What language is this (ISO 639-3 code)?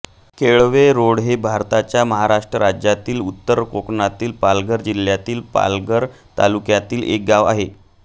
mar